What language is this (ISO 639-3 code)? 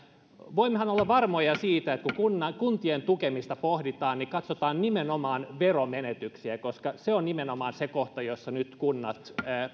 fin